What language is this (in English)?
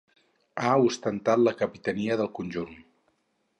Catalan